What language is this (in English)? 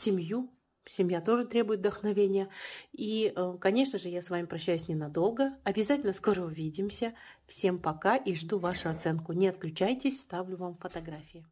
Russian